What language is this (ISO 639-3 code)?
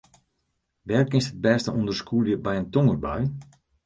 fry